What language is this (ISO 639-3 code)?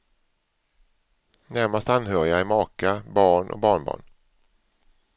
swe